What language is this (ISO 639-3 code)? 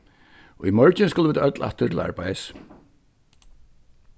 fao